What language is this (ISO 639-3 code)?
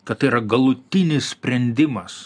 lit